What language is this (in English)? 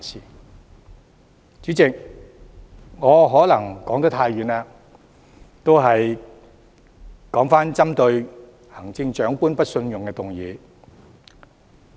Cantonese